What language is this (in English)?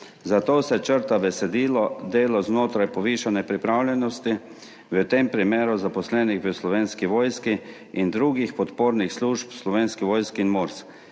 Slovenian